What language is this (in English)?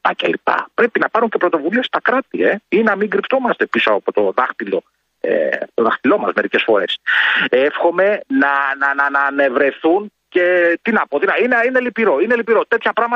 Greek